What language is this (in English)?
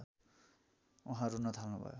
Nepali